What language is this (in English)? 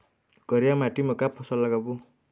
Chhattisgarhi